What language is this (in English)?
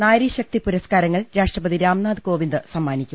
Malayalam